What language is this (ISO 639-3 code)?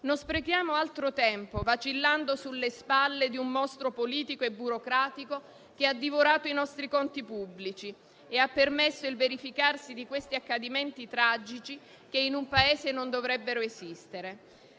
ita